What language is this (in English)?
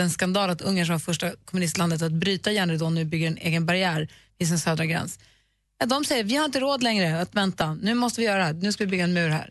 Swedish